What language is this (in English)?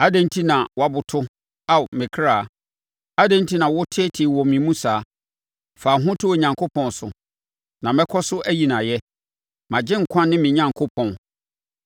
Akan